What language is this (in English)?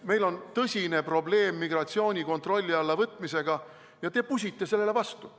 Estonian